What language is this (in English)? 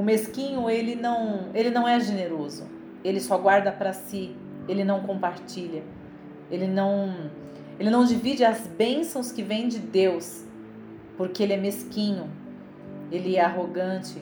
Portuguese